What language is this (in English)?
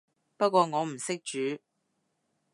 Cantonese